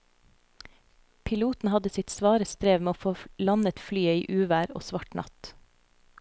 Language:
Norwegian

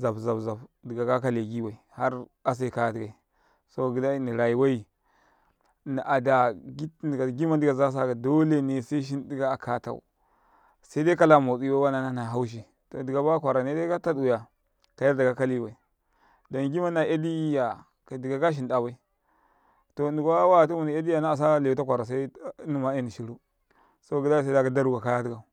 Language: Karekare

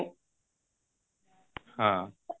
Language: Odia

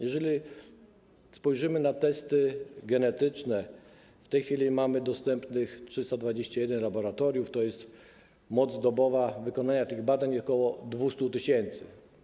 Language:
Polish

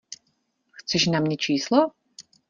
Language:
Czech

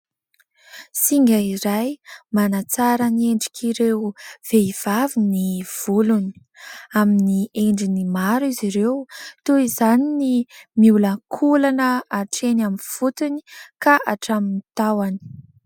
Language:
Malagasy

